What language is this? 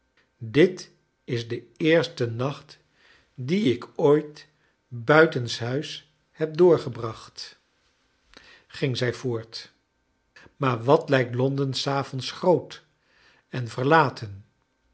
Dutch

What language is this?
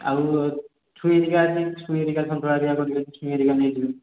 Odia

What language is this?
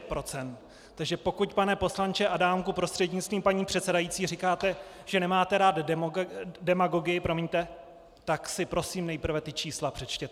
Czech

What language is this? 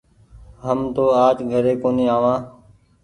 Goaria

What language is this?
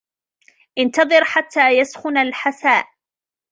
Arabic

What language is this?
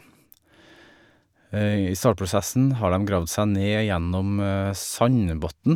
Norwegian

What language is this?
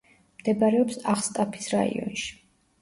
Georgian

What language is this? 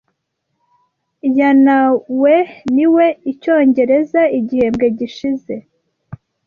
Kinyarwanda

